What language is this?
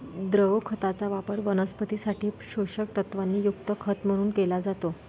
Marathi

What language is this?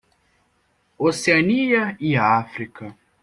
Portuguese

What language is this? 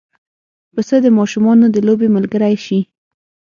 Pashto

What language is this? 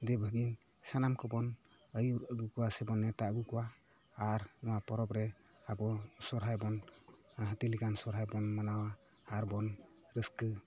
Santali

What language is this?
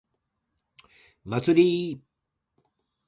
Japanese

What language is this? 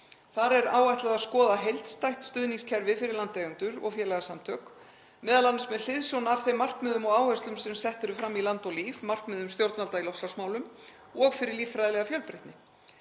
Icelandic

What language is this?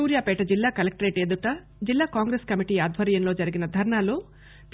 Telugu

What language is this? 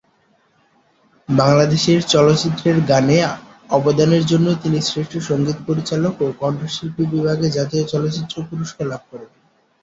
Bangla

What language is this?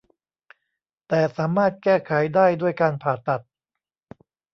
Thai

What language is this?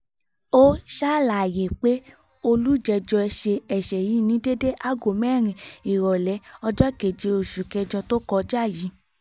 Yoruba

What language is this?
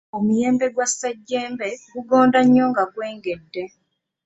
Ganda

